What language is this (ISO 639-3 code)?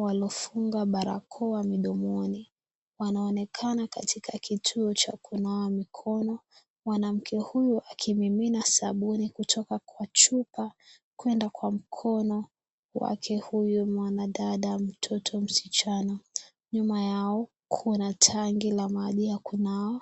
swa